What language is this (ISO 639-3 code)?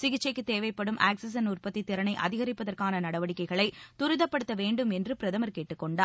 tam